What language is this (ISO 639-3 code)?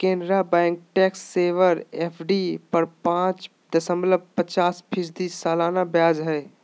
mag